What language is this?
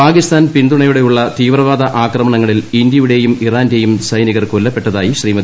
Malayalam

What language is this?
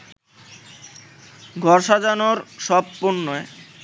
Bangla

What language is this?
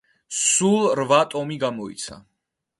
Georgian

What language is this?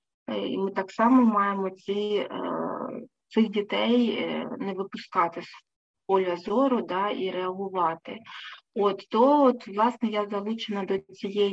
Ukrainian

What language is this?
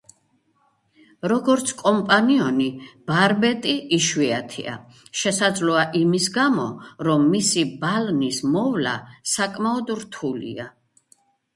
Georgian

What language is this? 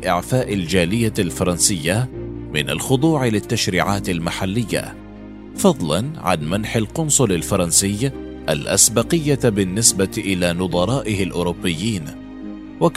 Arabic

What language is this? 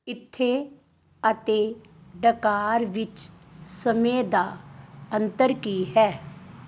Punjabi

